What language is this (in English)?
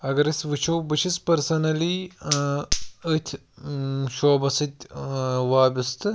Kashmiri